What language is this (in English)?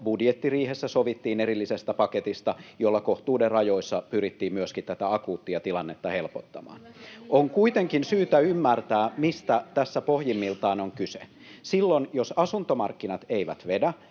Finnish